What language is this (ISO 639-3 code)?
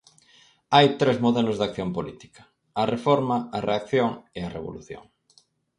glg